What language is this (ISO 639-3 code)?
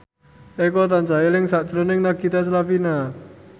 jav